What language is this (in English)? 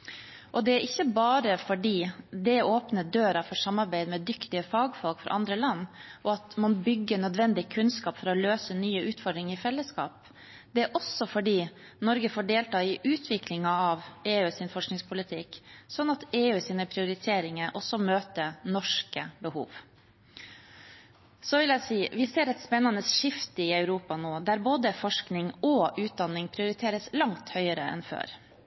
Norwegian Bokmål